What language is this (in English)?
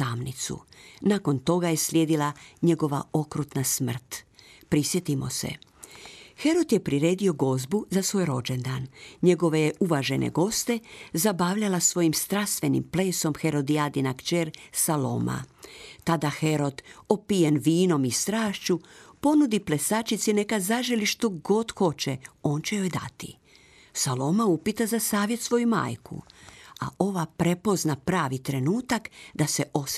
Croatian